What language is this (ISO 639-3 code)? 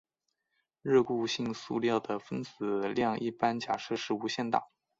zho